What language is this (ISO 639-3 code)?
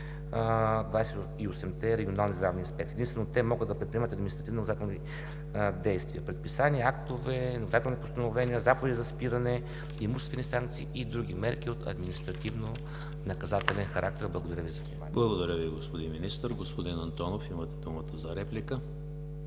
bul